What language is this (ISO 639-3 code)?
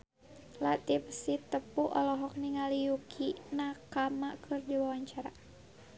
sun